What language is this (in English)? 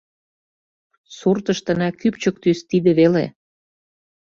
Mari